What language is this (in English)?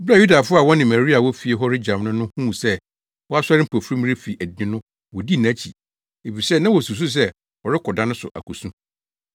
Akan